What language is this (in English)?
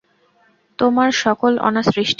Bangla